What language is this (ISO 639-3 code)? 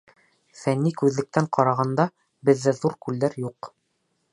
bak